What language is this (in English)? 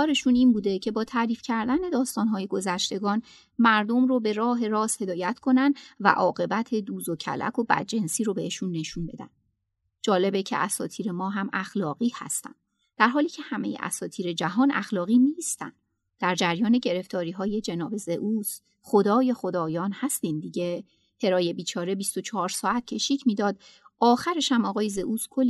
Persian